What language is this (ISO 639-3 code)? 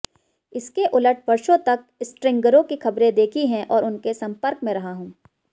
hin